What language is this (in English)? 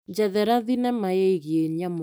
Kikuyu